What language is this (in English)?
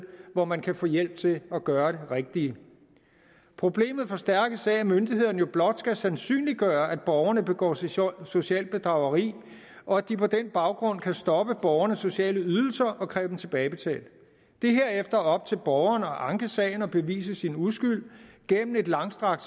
Danish